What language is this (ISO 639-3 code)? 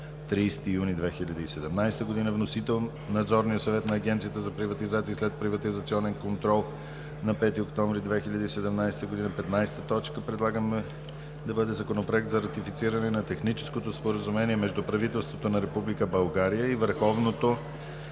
bul